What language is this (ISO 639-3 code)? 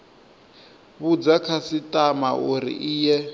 ven